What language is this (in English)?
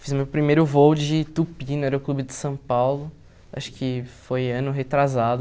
Portuguese